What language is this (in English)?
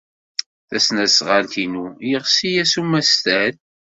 Kabyle